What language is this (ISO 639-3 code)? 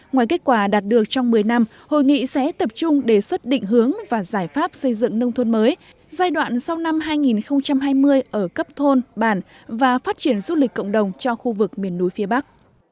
vie